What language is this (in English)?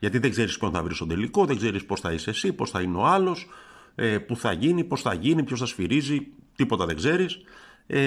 Greek